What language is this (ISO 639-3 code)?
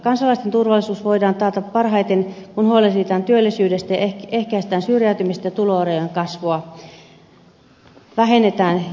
fin